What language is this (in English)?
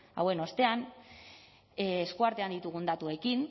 Basque